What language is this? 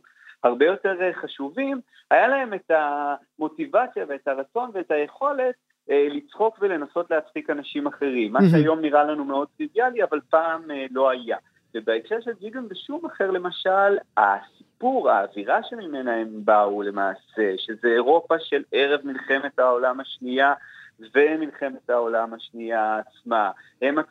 Hebrew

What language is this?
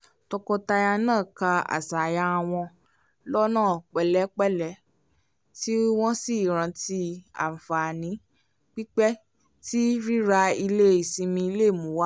Yoruba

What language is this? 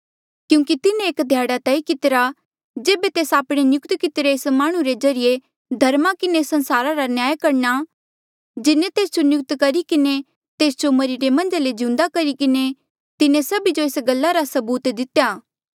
Mandeali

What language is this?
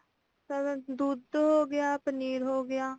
Punjabi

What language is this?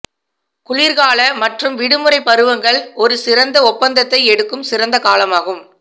Tamil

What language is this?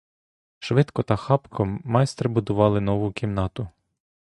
Ukrainian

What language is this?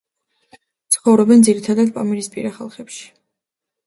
Georgian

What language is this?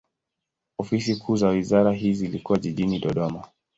Swahili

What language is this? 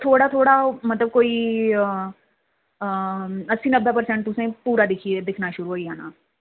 Dogri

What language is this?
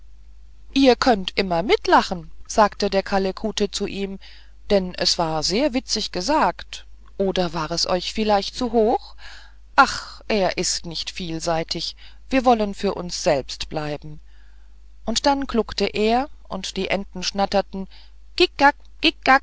German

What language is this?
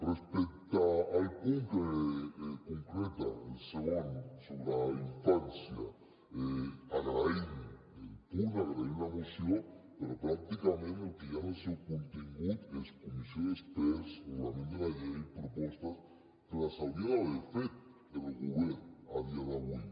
Catalan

